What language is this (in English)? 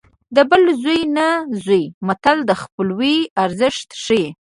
Pashto